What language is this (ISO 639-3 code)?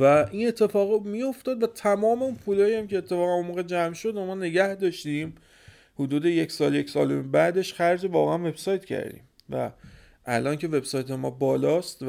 fas